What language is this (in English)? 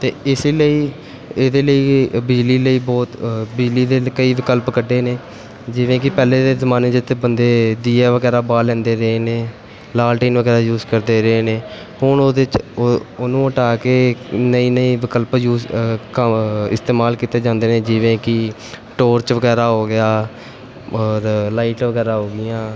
Punjabi